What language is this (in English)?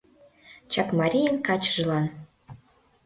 Mari